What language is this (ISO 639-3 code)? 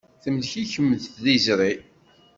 kab